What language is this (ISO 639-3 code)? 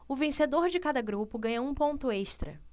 por